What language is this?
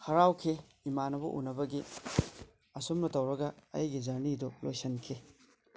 Manipuri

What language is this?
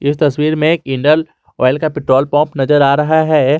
Hindi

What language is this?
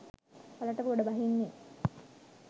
Sinhala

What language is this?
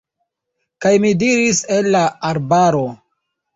Esperanto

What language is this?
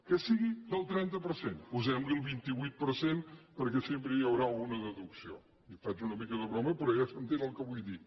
Catalan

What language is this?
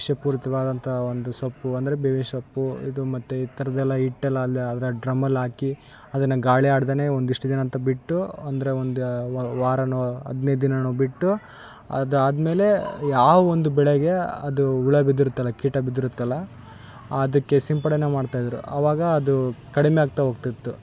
Kannada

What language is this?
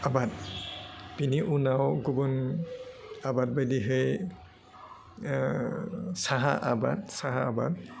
Bodo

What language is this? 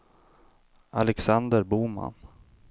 Swedish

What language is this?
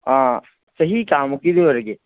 Manipuri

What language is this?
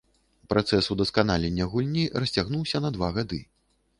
Belarusian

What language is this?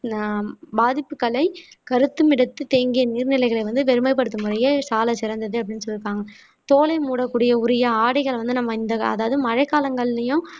Tamil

